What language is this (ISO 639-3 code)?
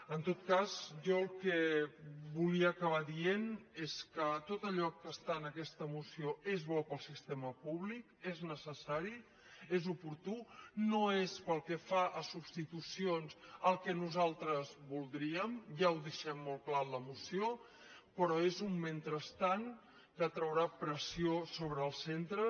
cat